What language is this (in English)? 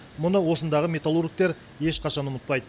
Kazakh